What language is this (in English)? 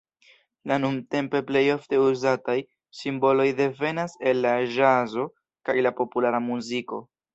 Esperanto